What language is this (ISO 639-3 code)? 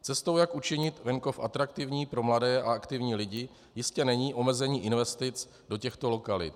ces